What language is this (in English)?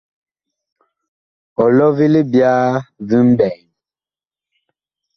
Bakoko